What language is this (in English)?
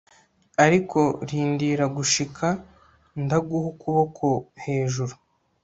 Kinyarwanda